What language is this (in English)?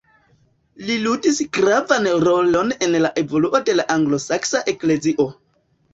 Esperanto